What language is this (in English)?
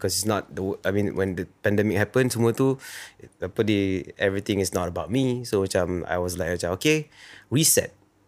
Malay